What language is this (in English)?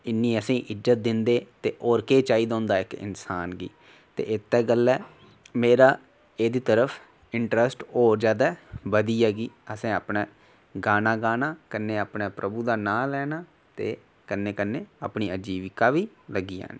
Dogri